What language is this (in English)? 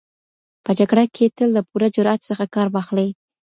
Pashto